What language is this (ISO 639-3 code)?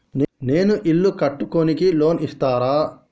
tel